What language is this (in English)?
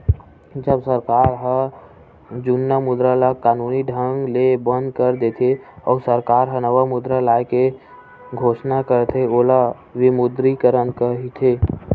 Chhattisgarhi